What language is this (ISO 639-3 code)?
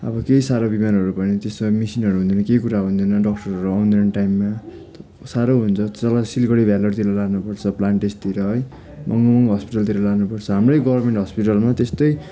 nep